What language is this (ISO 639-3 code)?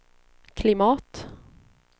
swe